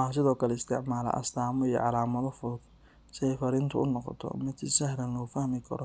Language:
Somali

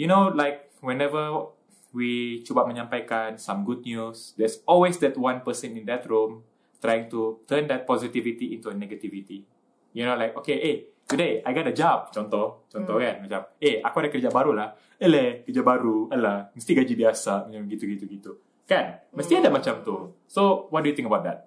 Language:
Malay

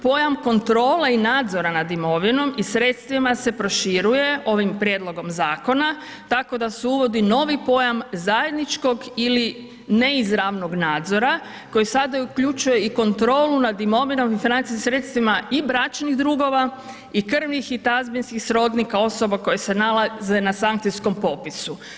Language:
Croatian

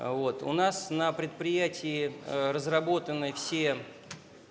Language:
Russian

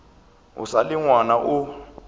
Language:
Northern Sotho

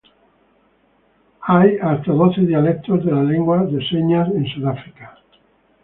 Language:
Spanish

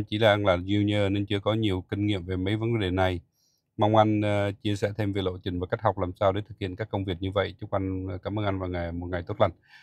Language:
Vietnamese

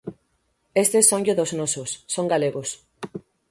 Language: Galician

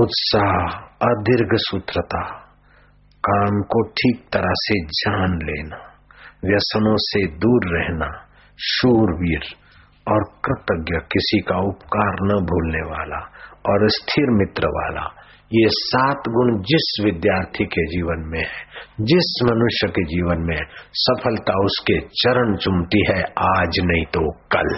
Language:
Hindi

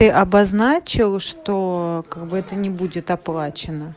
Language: Russian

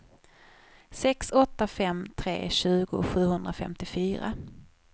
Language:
Swedish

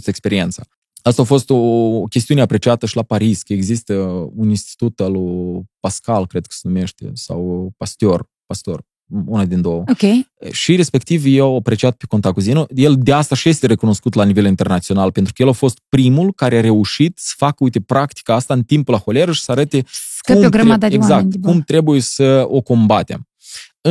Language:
Romanian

